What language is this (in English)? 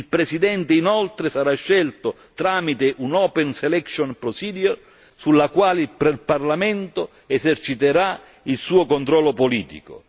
Italian